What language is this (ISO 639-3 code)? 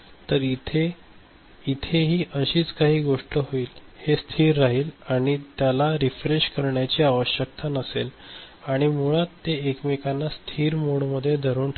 mar